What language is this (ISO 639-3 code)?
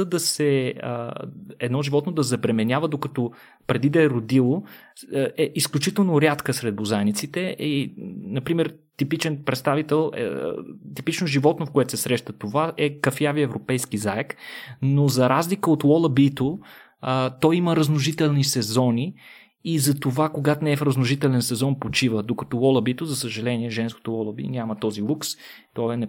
bul